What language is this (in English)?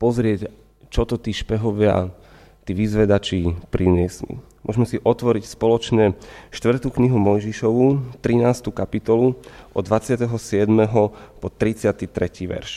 Slovak